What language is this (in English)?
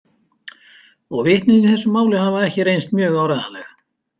Icelandic